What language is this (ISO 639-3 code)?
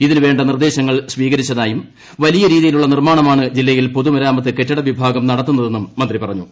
mal